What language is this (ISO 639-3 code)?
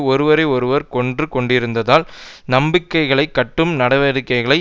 tam